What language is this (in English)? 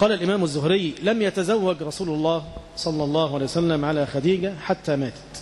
Arabic